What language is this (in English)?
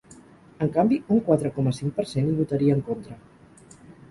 Catalan